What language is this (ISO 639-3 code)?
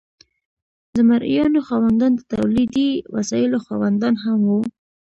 pus